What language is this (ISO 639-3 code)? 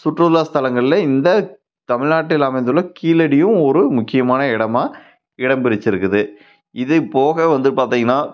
tam